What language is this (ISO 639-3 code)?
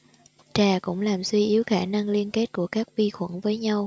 vie